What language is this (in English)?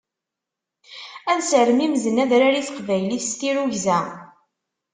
Kabyle